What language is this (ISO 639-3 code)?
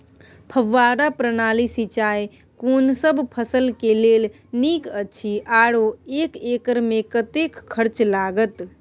mai